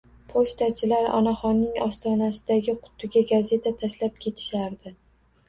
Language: Uzbek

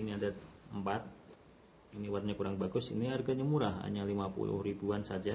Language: Indonesian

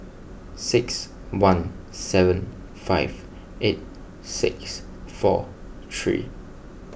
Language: English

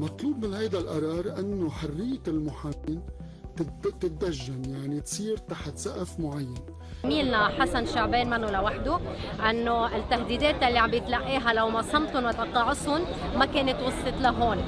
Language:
Arabic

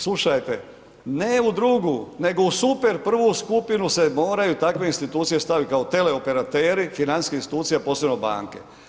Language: Croatian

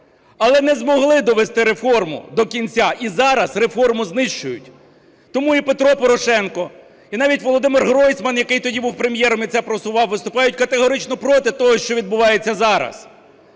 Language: Ukrainian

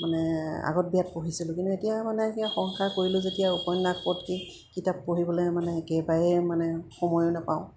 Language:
Assamese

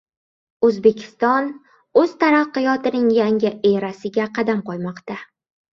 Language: Uzbek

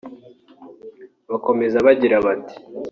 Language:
Kinyarwanda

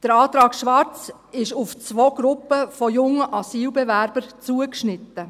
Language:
Swiss German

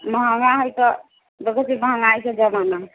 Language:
Maithili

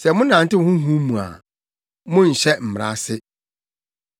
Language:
Akan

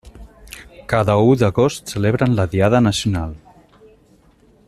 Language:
Catalan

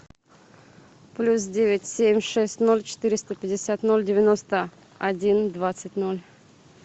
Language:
Russian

